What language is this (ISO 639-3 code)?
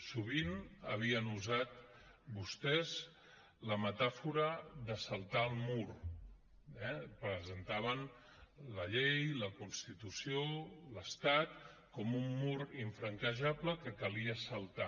cat